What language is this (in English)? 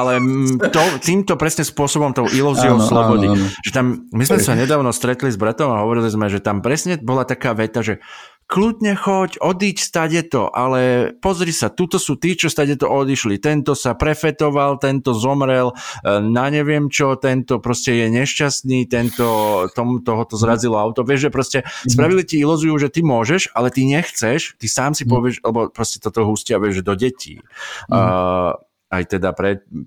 Slovak